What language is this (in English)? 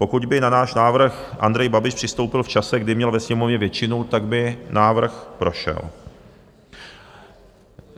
Czech